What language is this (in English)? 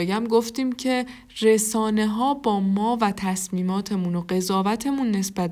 Persian